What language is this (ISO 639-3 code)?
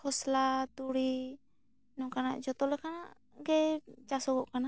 sat